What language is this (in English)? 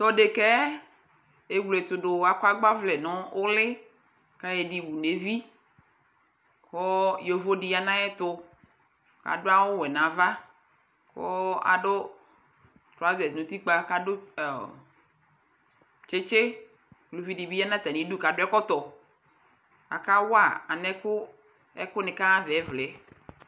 Ikposo